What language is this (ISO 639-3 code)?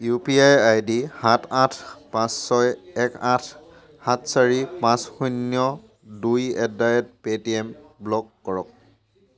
asm